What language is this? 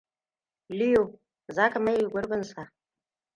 Hausa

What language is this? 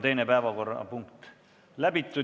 Estonian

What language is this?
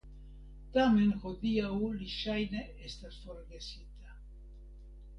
Esperanto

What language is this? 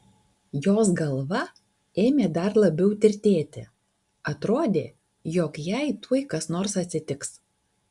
Lithuanian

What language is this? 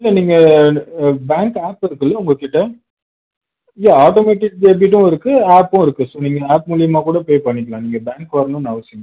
Tamil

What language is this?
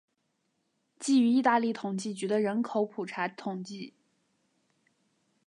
Chinese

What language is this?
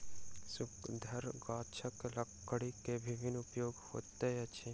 Maithili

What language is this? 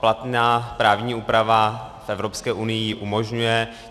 Czech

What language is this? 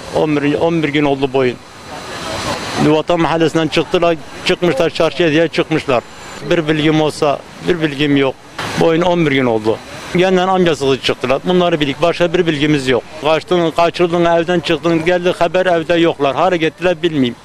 Turkish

